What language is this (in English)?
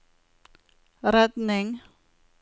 Norwegian